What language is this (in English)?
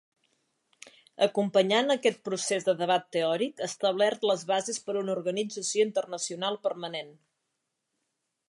Catalan